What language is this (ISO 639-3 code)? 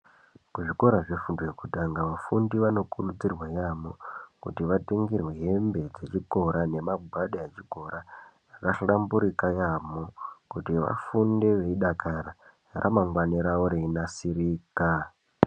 ndc